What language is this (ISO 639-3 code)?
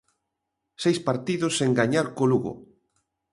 glg